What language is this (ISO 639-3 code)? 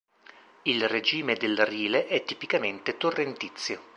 ita